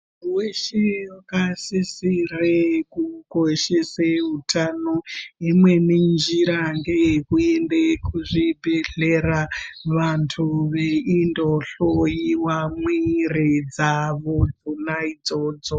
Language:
Ndau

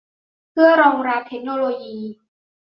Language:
Thai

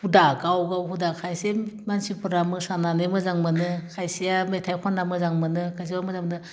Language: Bodo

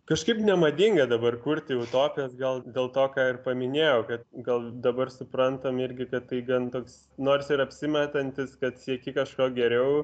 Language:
Lithuanian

